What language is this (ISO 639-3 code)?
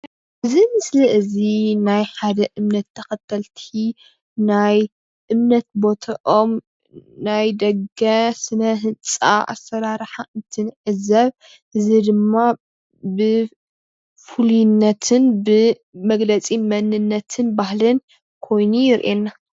tir